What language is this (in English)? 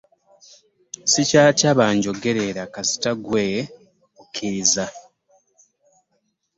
Ganda